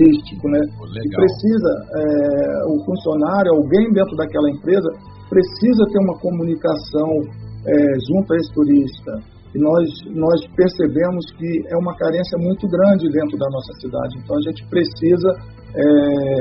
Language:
Portuguese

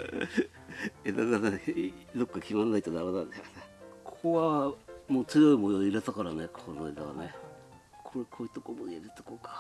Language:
Japanese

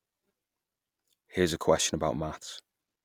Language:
English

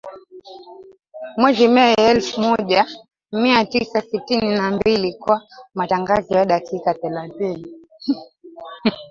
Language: Swahili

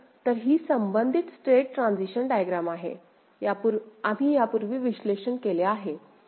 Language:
Marathi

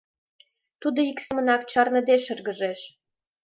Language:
Mari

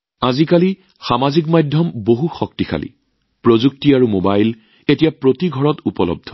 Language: Assamese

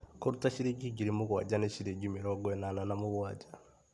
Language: Kikuyu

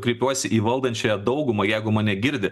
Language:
Lithuanian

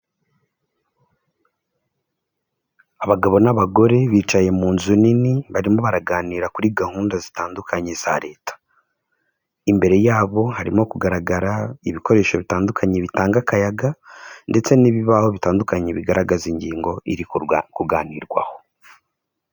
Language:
Kinyarwanda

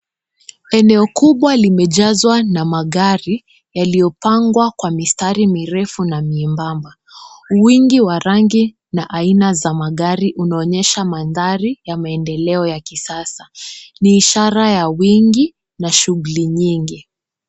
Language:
Swahili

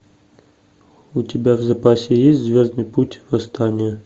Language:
Russian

